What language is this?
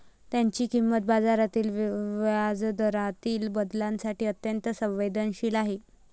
Marathi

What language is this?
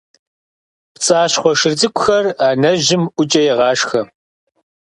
Kabardian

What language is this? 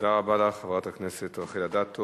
Hebrew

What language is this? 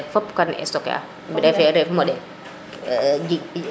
Serer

